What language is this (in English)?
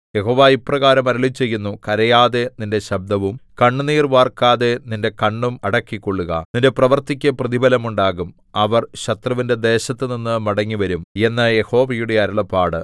Malayalam